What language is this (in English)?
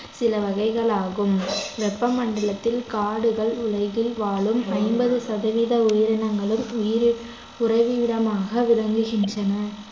Tamil